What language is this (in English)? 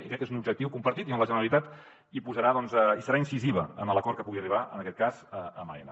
Catalan